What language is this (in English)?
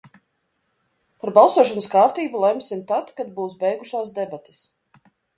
Latvian